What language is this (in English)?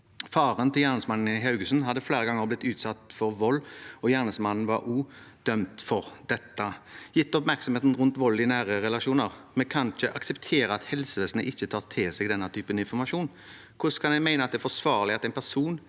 Norwegian